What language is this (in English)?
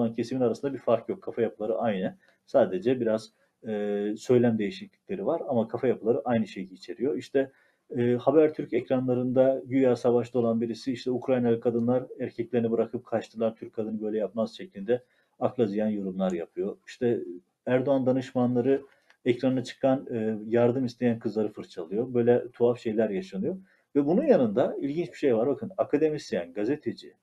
Turkish